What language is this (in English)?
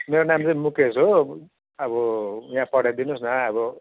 Nepali